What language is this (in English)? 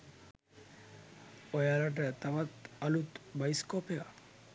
Sinhala